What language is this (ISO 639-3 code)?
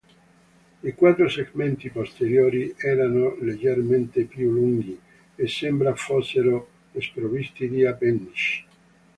ita